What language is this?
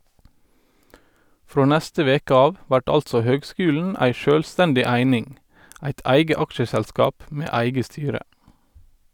Norwegian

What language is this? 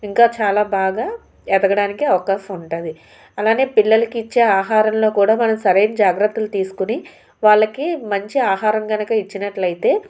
Telugu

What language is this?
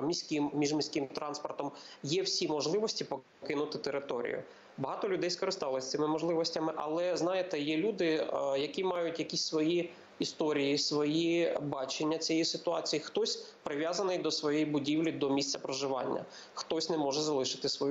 Ukrainian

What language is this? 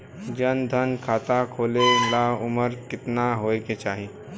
Bhojpuri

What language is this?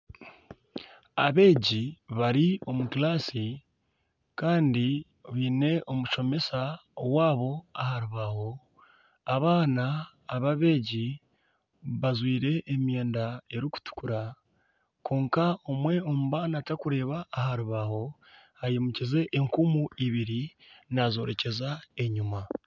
Nyankole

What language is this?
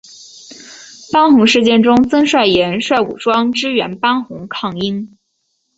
Chinese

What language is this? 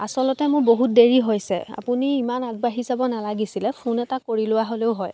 Assamese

